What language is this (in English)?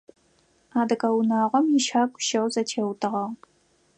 Adyghe